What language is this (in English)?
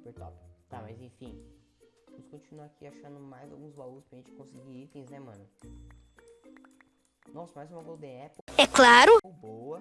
Portuguese